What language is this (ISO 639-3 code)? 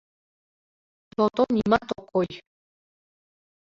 chm